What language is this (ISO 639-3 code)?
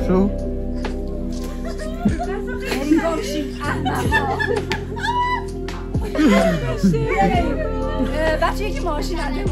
fas